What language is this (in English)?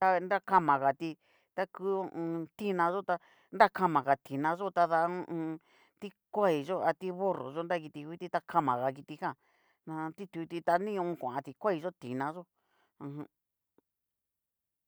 Cacaloxtepec Mixtec